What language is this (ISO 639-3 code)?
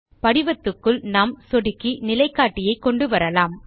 tam